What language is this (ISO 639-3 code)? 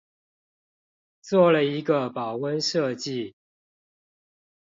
zho